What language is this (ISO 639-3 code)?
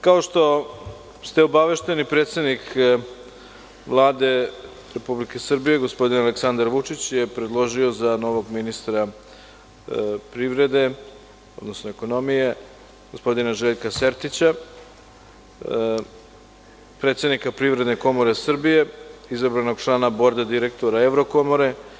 srp